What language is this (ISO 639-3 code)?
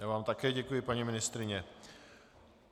ces